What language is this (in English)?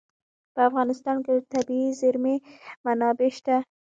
Pashto